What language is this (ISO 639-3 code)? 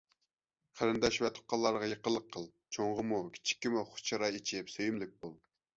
uig